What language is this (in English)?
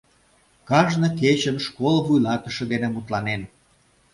Mari